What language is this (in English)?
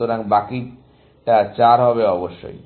Bangla